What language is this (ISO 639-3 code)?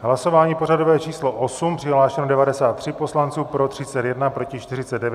ces